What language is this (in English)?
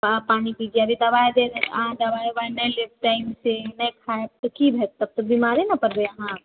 Maithili